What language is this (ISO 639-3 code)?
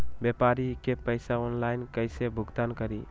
mag